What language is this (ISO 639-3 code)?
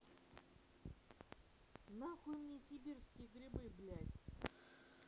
rus